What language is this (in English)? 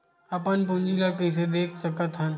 Chhattisgarhi